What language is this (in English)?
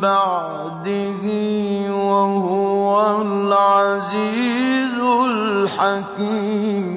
Arabic